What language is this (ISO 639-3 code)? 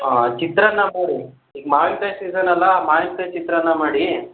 kan